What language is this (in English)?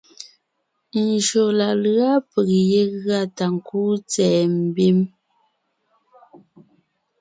Ngiemboon